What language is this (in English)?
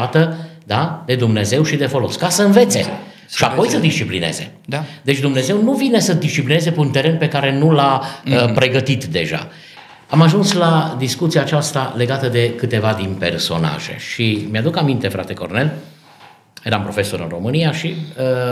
Romanian